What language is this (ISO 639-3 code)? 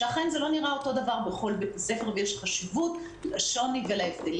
heb